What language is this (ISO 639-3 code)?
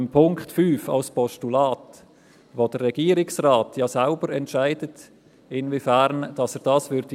gsw